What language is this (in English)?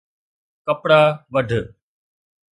Sindhi